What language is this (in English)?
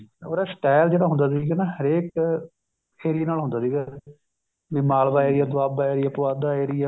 Punjabi